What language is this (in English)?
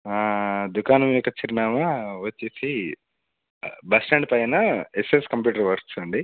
Telugu